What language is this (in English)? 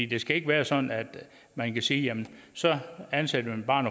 Danish